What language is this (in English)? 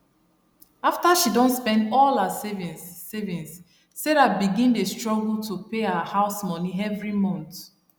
Nigerian Pidgin